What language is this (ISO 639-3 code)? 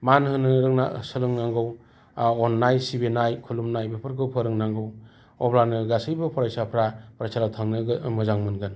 brx